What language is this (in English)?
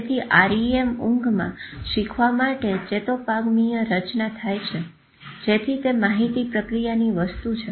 Gujarati